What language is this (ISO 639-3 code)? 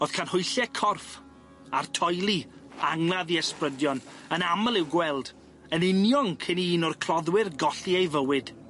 cym